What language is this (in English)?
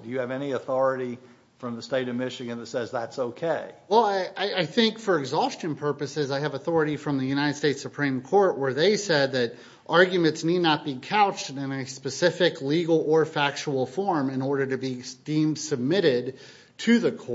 English